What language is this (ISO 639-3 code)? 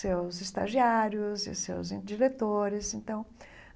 por